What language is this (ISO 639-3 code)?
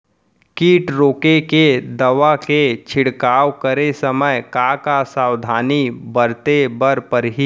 hne